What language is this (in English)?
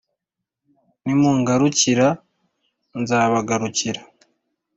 Kinyarwanda